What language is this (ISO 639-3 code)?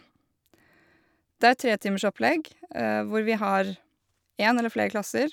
nor